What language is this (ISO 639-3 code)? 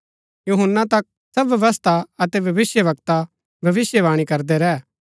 gbk